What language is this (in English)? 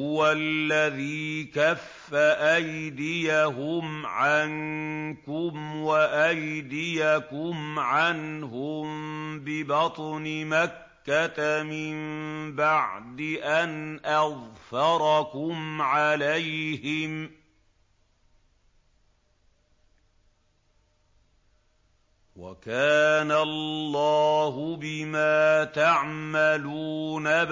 Arabic